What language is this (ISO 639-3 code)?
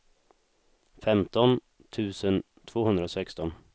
swe